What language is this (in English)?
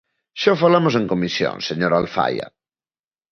Galician